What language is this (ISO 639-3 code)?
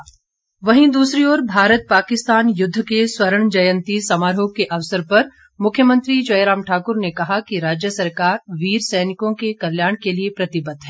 hin